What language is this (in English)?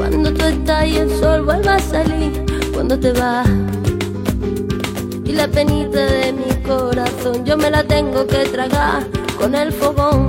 Ukrainian